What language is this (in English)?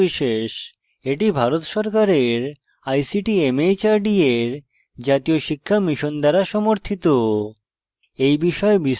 Bangla